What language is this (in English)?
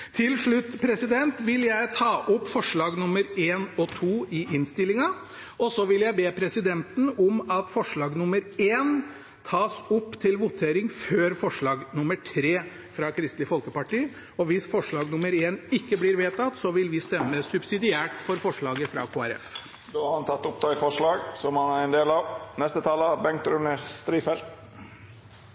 Norwegian